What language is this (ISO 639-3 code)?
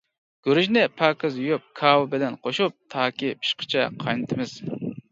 uig